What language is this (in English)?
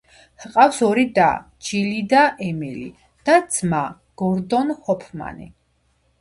Georgian